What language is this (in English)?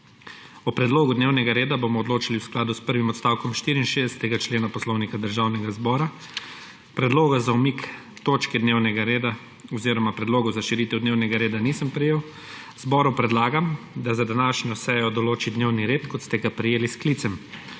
Slovenian